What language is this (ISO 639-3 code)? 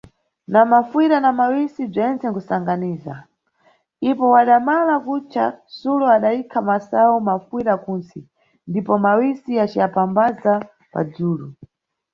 nyu